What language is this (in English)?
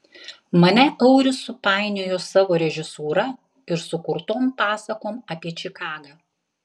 Lithuanian